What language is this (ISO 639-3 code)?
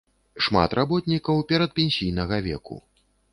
bel